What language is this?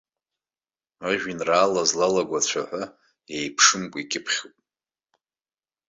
Abkhazian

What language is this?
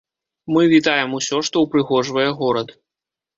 Belarusian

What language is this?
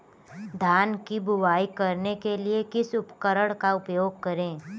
Hindi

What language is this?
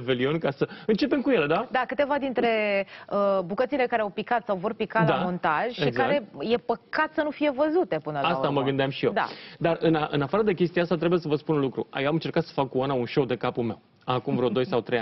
Romanian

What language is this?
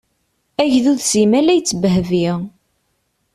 Kabyle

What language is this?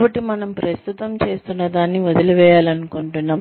Telugu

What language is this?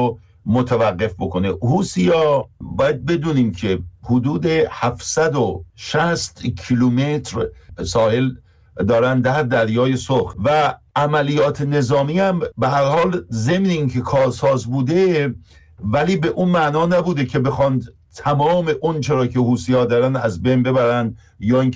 Persian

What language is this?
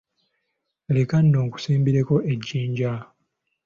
Ganda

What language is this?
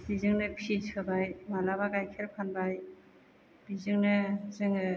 Bodo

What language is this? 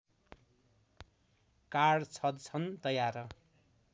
Nepali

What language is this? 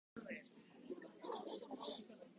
Japanese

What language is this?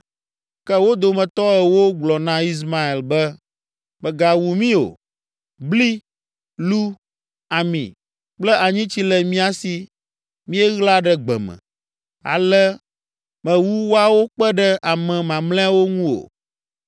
Ewe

